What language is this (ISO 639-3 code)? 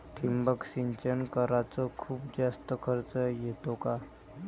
mar